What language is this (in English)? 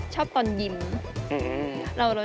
Thai